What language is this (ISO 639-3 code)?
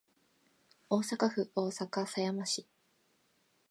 jpn